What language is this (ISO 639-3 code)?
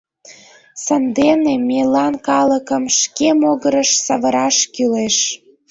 chm